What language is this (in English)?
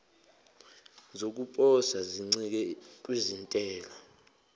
Zulu